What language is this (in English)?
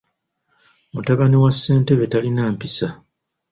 Ganda